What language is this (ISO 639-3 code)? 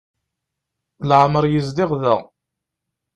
kab